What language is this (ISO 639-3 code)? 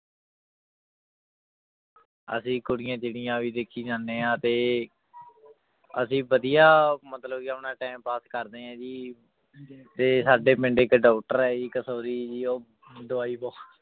pan